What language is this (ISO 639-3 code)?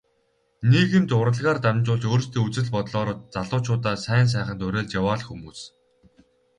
mon